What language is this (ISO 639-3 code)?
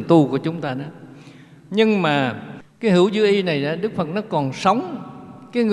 vie